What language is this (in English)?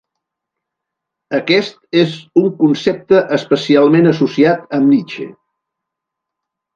Catalan